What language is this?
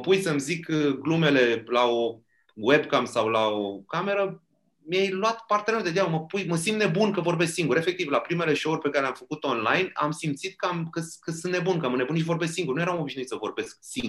Romanian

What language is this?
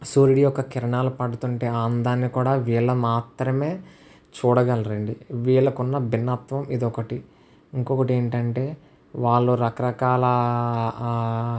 Telugu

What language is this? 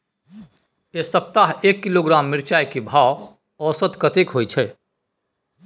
Maithili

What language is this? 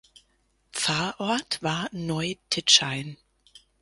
German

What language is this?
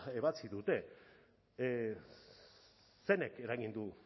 Basque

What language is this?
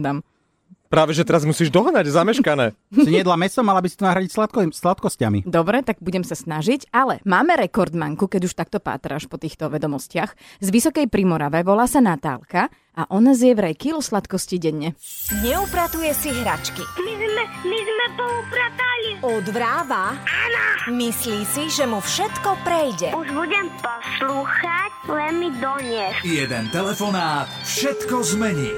Slovak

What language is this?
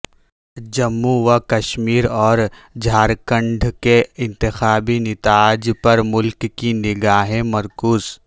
Urdu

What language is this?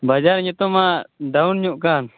Santali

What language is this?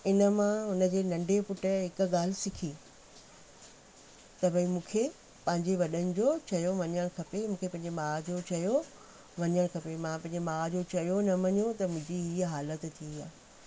Sindhi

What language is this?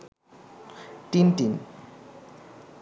Bangla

